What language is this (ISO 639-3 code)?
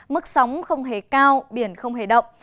vie